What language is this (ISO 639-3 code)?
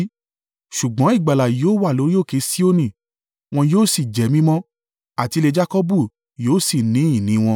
yor